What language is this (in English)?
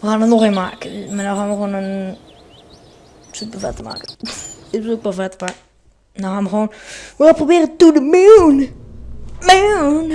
Dutch